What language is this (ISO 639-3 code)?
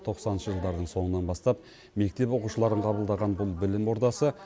kaz